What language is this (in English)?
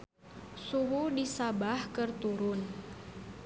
Sundanese